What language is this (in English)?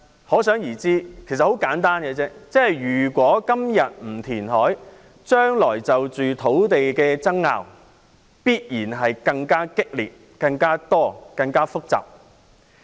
Cantonese